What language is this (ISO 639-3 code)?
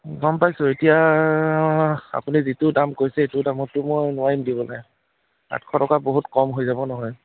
asm